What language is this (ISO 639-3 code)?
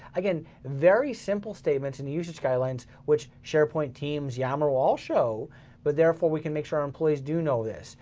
eng